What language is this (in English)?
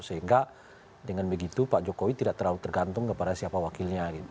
Indonesian